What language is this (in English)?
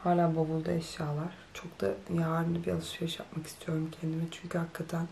Turkish